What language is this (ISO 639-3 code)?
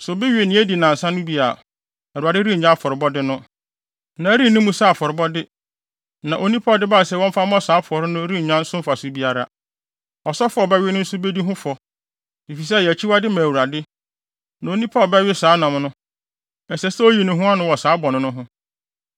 aka